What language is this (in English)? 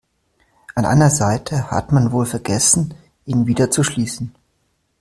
German